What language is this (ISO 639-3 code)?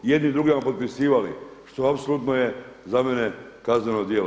hrv